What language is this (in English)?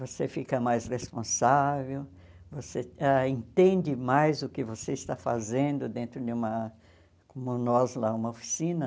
Portuguese